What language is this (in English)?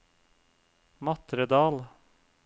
Norwegian